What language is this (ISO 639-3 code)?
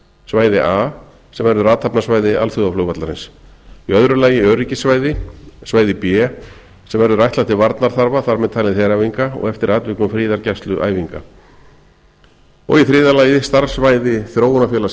isl